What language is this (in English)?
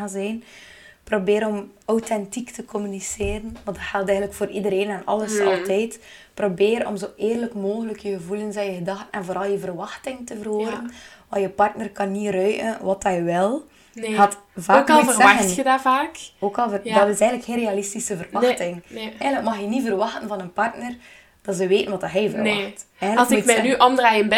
Dutch